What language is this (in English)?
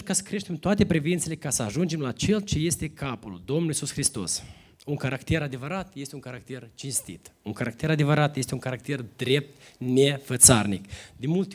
Romanian